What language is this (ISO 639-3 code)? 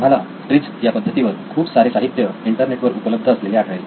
mar